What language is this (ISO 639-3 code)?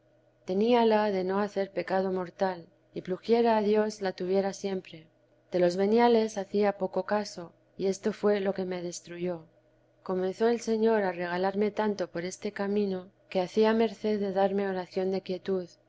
spa